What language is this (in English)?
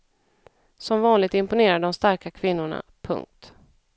Swedish